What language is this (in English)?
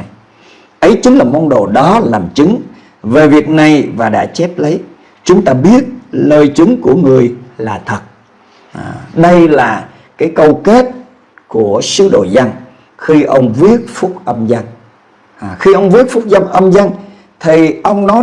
Vietnamese